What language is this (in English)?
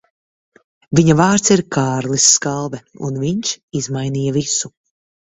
Latvian